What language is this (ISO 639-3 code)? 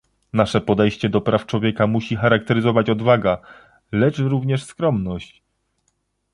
pol